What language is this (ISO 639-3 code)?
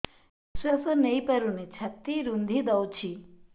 ori